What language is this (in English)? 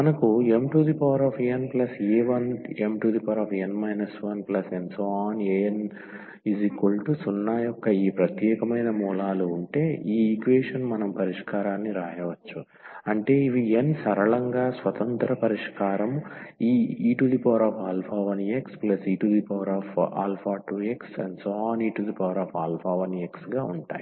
Telugu